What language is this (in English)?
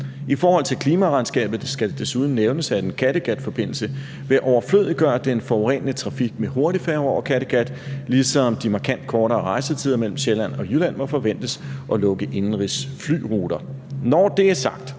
Danish